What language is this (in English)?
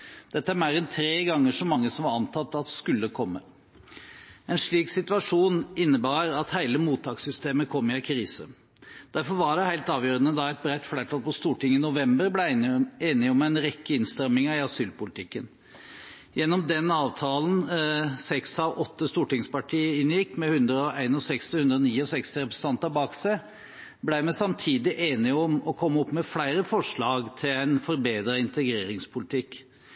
Norwegian Bokmål